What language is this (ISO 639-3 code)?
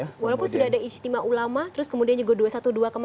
ind